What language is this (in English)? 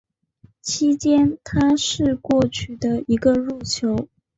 Chinese